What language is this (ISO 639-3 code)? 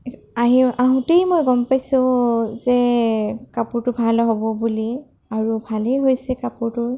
asm